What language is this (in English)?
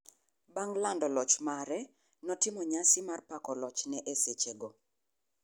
Luo (Kenya and Tanzania)